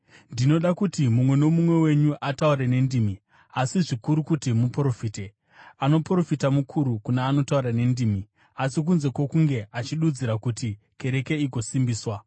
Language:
Shona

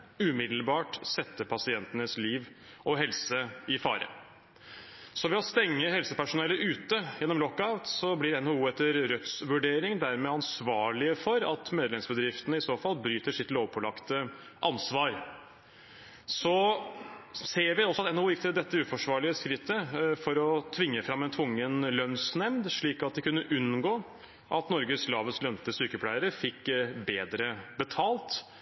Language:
Norwegian Bokmål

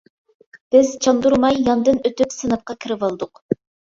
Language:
Uyghur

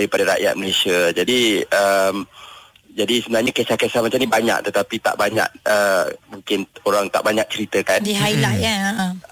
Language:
Malay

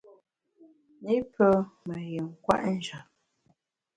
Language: Bamun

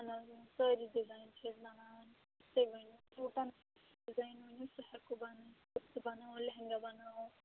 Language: Kashmiri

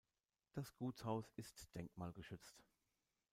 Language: German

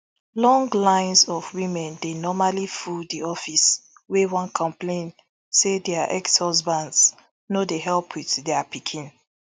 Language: Nigerian Pidgin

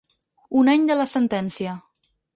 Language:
Catalan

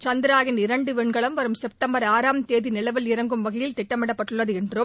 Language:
Tamil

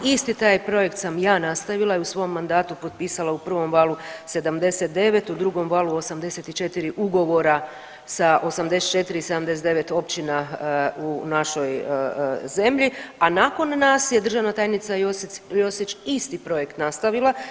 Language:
Croatian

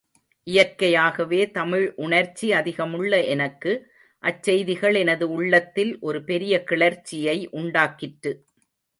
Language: Tamil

